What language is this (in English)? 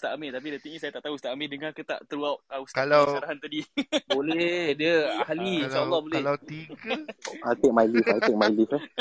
Malay